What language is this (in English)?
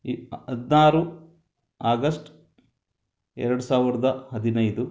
Kannada